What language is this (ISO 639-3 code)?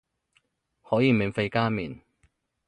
yue